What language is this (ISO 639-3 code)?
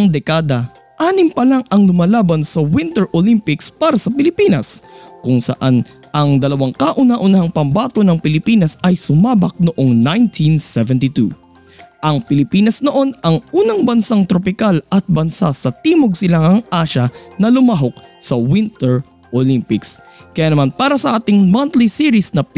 fil